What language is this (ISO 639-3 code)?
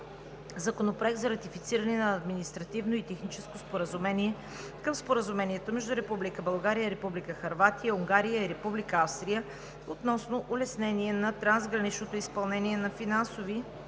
bul